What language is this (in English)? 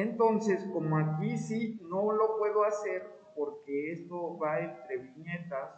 Spanish